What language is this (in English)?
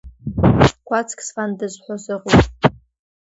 Abkhazian